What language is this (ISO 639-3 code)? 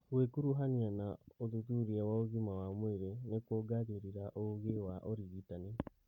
kik